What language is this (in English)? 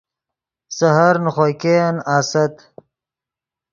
Yidgha